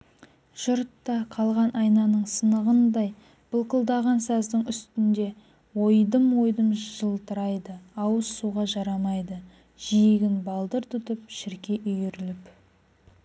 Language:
Kazakh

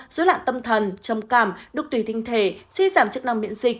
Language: Vietnamese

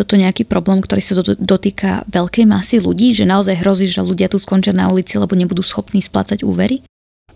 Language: Slovak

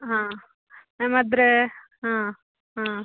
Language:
Kannada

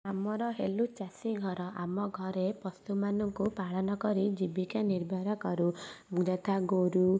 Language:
Odia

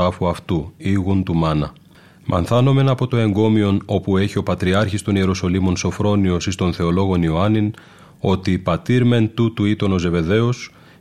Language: Greek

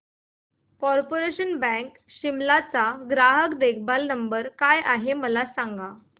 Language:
Marathi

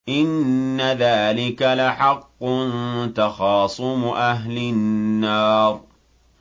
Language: Arabic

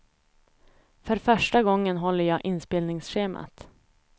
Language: Swedish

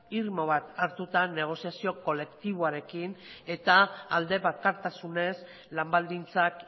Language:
Basque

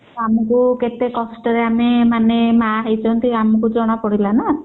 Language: Odia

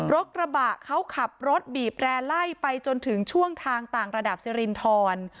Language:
Thai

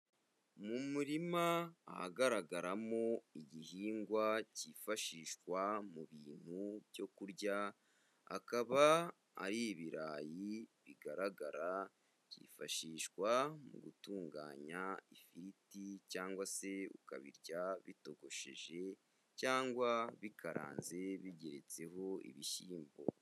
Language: Kinyarwanda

